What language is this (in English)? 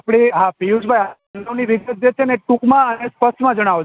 Gujarati